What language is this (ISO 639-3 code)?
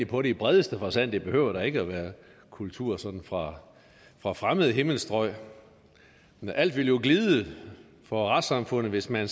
dan